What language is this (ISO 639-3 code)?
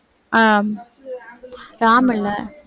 tam